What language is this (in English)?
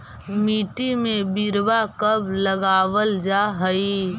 Magahi